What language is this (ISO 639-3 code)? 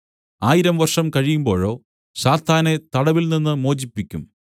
mal